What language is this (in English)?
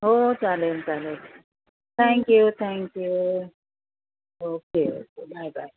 Marathi